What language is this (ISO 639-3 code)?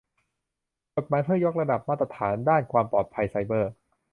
tha